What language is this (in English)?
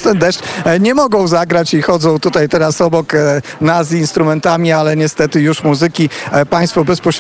Polish